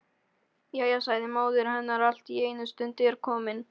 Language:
Icelandic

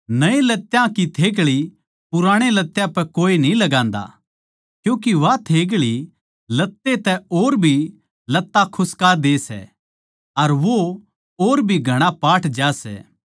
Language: Haryanvi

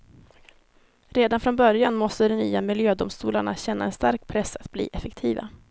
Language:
Swedish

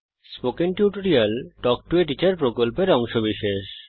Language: Bangla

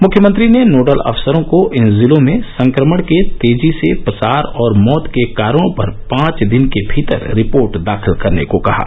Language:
Hindi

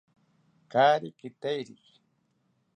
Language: South Ucayali Ashéninka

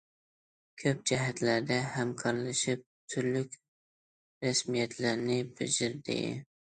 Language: Uyghur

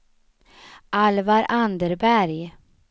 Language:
Swedish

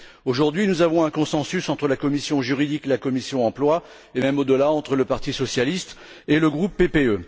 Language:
French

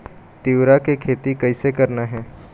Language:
Chhattisgarhi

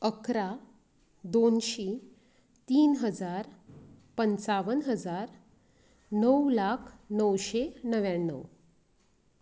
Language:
Konkani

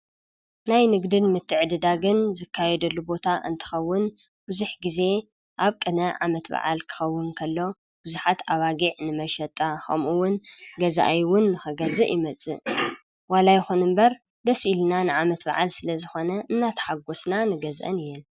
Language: Tigrinya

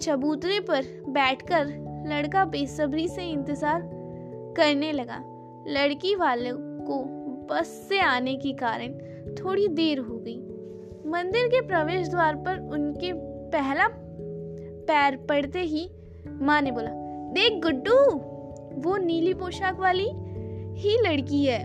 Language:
Hindi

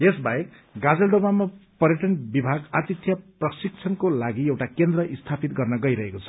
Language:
Nepali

